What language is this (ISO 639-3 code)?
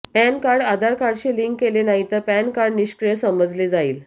mar